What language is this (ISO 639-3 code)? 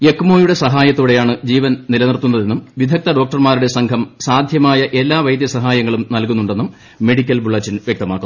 mal